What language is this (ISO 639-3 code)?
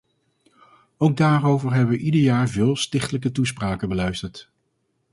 nld